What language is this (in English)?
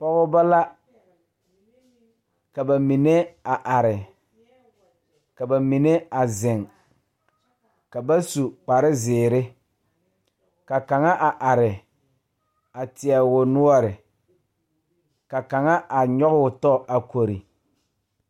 Southern Dagaare